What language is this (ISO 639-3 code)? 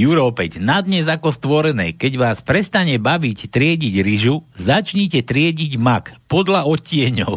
slk